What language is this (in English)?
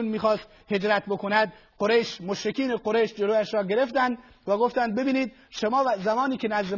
Persian